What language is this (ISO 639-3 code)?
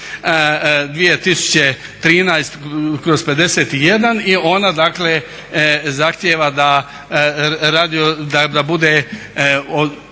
hrv